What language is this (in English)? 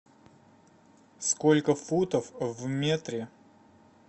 Russian